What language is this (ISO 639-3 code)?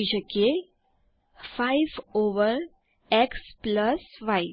guj